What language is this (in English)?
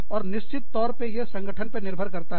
Hindi